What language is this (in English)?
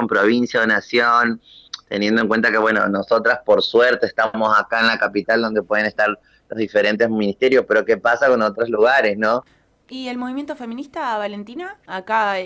Spanish